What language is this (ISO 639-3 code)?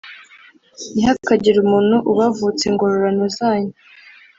kin